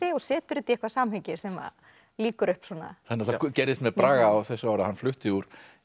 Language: Icelandic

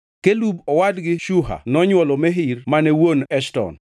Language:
Luo (Kenya and Tanzania)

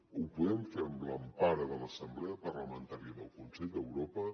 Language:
Catalan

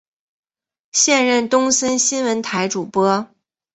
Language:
Chinese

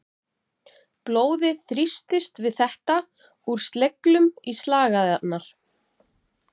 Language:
Icelandic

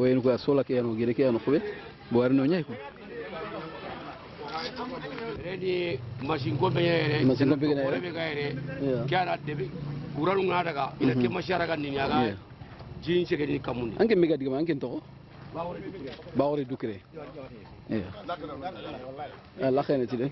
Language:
French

